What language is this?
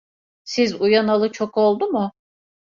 Turkish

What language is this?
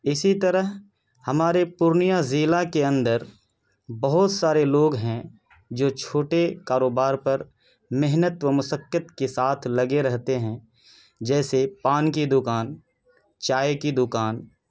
Urdu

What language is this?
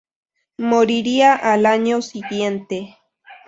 Spanish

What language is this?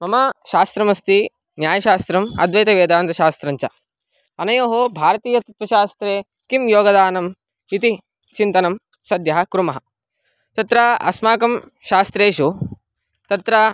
Sanskrit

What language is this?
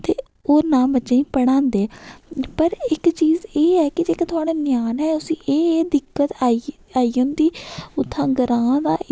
Dogri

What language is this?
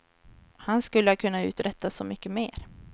Swedish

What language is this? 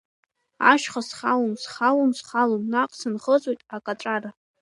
Abkhazian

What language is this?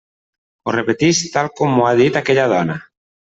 Catalan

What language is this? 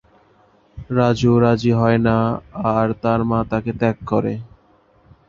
Bangla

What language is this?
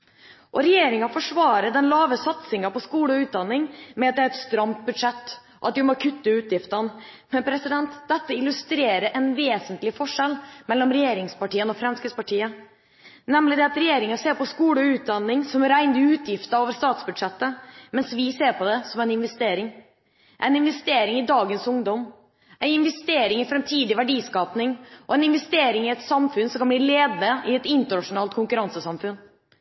Norwegian Bokmål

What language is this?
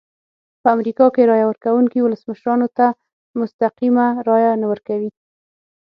Pashto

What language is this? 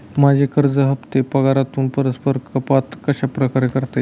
Marathi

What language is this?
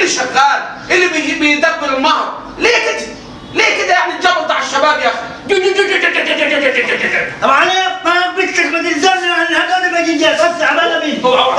Arabic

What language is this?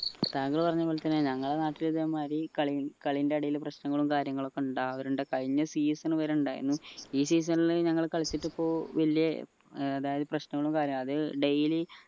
Malayalam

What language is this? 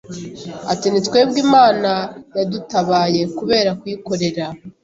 Kinyarwanda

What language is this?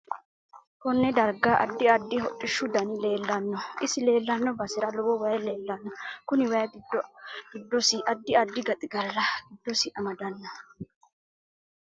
Sidamo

